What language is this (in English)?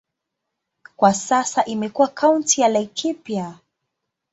Swahili